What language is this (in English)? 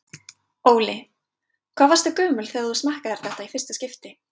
Icelandic